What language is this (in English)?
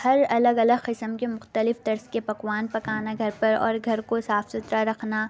Urdu